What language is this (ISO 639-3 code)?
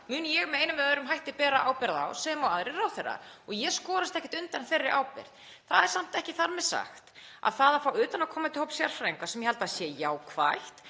isl